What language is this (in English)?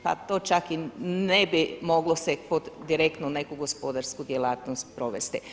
Croatian